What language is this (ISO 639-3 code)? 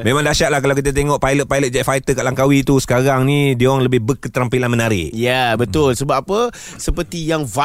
msa